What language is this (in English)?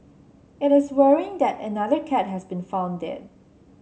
English